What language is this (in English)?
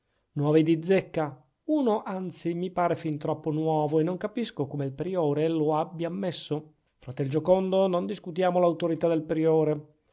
Italian